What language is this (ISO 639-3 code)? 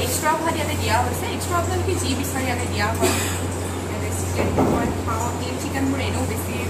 hin